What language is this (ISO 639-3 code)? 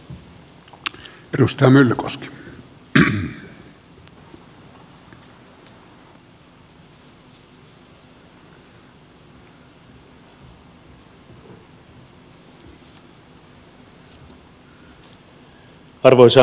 fin